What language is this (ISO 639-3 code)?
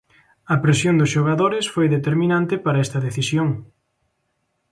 glg